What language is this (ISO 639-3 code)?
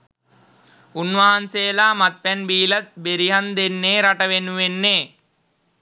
sin